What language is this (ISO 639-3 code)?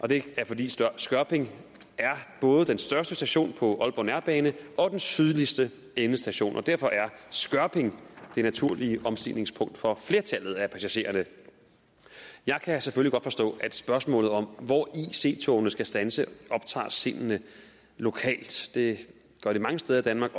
dan